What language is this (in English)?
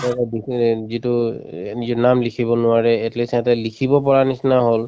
Assamese